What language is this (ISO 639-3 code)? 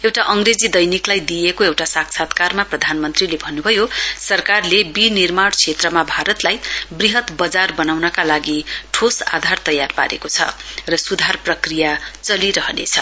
nep